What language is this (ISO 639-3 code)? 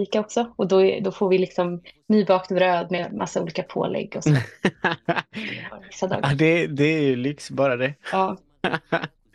swe